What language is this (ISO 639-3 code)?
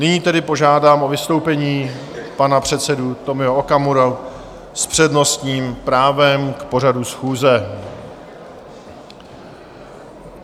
ces